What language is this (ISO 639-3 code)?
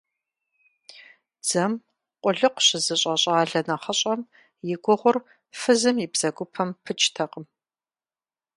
kbd